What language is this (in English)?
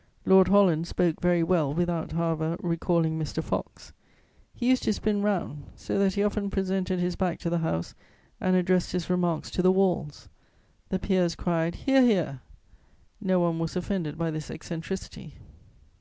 English